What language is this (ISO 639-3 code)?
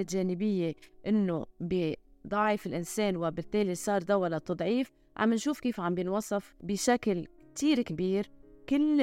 ara